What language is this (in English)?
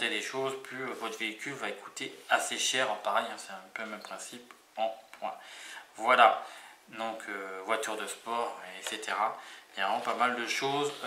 French